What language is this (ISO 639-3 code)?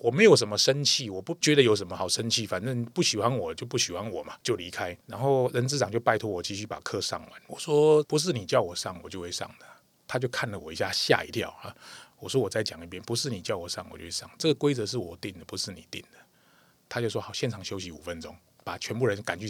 zho